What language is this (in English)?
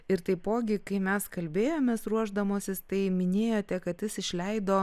Lithuanian